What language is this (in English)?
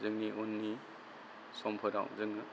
Bodo